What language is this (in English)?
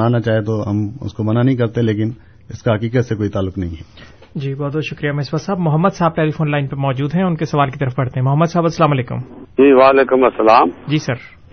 Urdu